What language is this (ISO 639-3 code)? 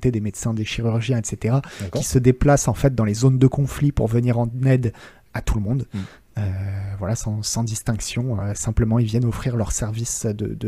fra